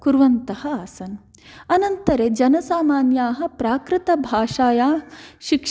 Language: Sanskrit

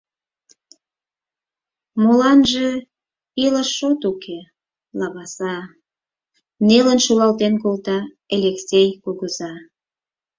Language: Mari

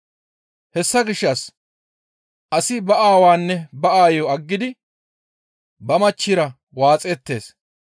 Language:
Gamo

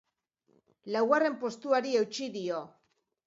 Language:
Basque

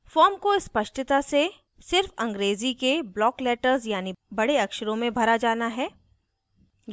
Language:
Hindi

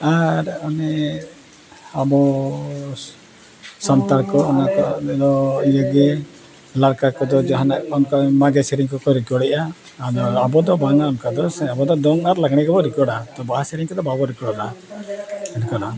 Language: Santali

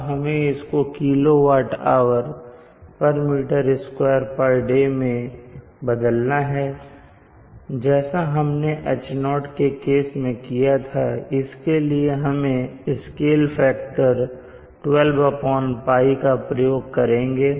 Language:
Hindi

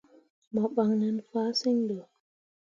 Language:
Mundang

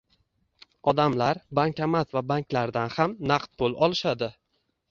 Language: Uzbek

